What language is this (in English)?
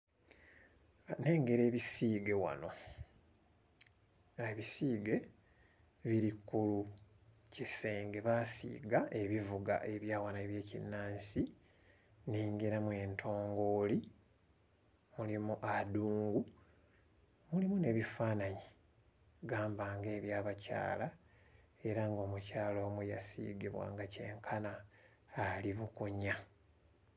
Ganda